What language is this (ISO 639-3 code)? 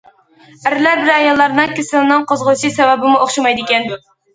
uig